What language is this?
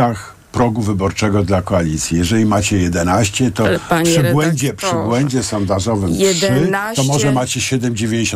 Polish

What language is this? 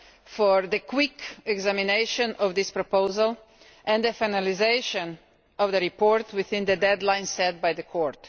English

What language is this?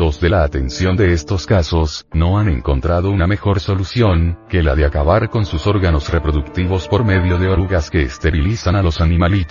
Spanish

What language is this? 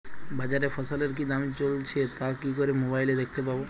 Bangla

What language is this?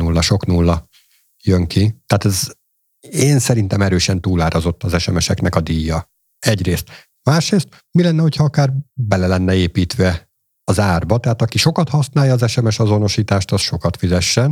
Hungarian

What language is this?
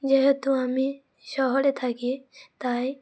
Bangla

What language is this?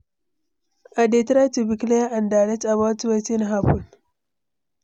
Nigerian Pidgin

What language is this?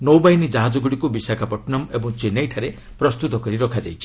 Odia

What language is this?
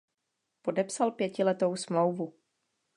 Czech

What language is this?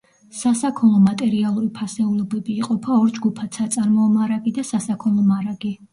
Georgian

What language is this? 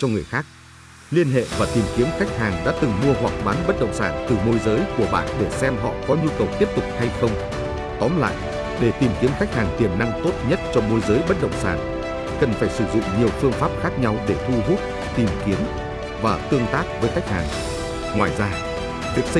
Vietnamese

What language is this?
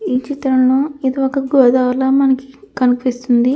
Telugu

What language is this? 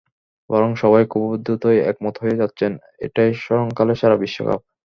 Bangla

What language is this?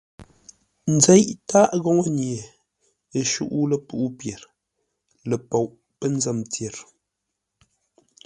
Ngombale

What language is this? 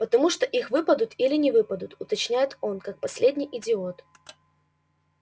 Russian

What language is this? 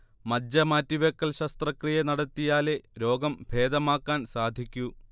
Malayalam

